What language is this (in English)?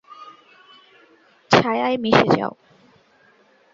Bangla